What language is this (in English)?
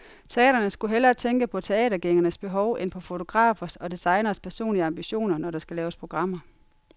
Danish